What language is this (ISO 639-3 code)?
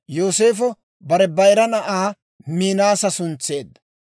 dwr